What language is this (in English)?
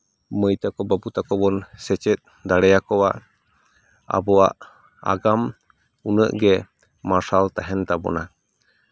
Santali